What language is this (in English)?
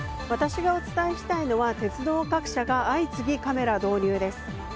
Japanese